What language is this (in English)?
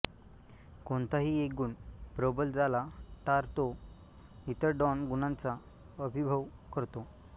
Marathi